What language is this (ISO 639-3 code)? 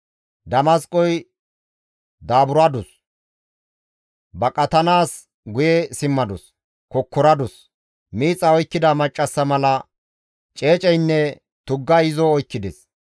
gmv